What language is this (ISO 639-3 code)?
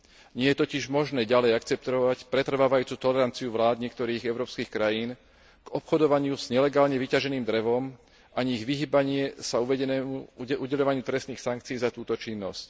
slk